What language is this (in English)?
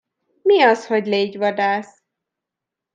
Hungarian